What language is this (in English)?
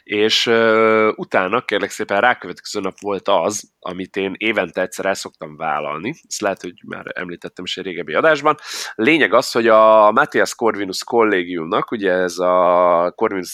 Hungarian